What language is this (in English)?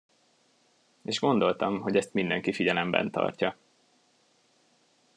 Hungarian